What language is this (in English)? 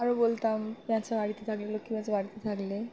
Bangla